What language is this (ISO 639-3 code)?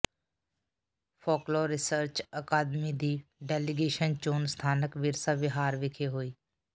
pan